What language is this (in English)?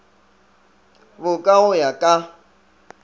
Northern Sotho